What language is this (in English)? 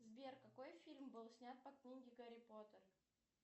Russian